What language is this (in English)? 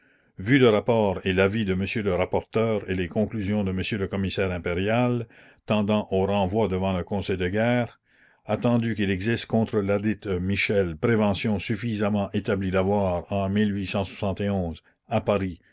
French